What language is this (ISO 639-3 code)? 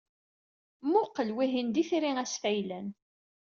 kab